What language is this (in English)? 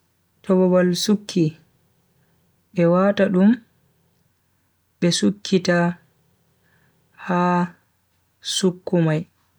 Bagirmi Fulfulde